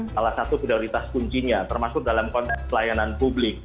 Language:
Indonesian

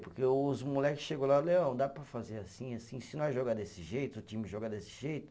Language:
Portuguese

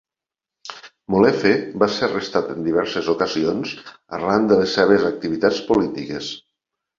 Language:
Catalan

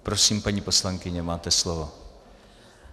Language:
Czech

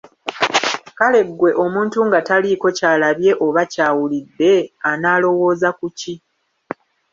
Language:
Ganda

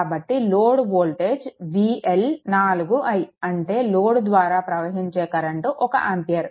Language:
Telugu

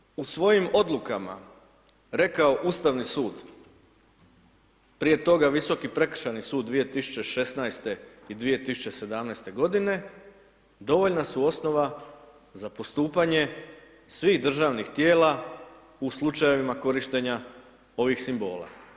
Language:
Croatian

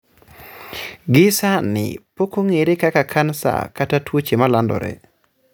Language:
Luo (Kenya and Tanzania)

